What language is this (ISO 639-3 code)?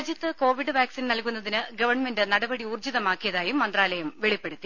mal